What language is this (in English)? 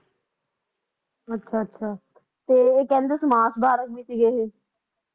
Punjabi